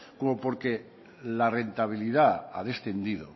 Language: Spanish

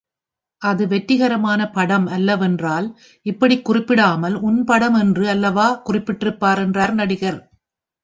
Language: Tamil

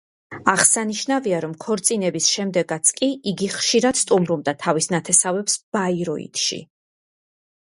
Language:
Georgian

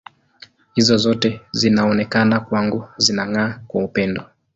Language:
Swahili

